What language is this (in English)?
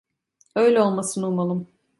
Turkish